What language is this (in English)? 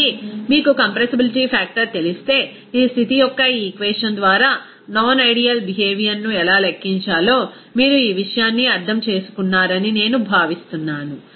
Telugu